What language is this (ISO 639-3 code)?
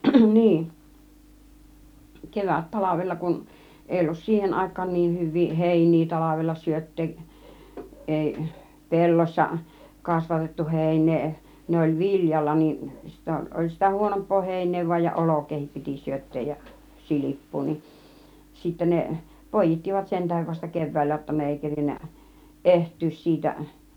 fin